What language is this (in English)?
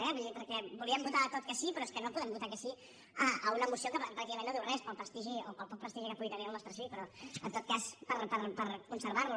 Catalan